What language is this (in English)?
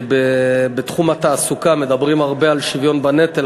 Hebrew